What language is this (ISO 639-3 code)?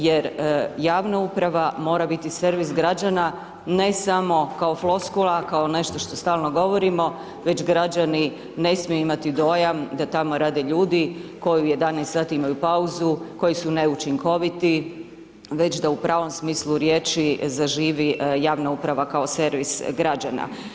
hrv